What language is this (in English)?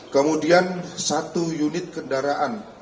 Indonesian